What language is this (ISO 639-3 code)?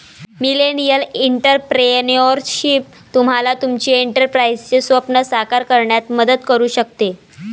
mar